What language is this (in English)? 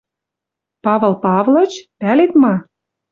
Western Mari